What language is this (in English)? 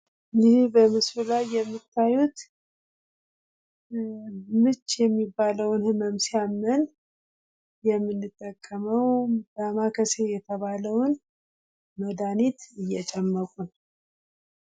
Amharic